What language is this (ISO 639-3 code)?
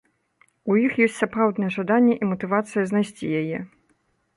bel